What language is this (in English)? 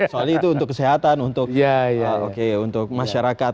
Indonesian